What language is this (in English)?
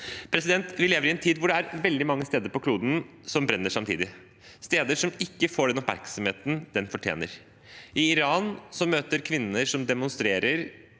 Norwegian